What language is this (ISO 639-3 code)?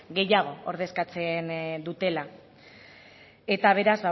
eus